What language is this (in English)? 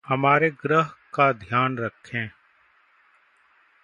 Hindi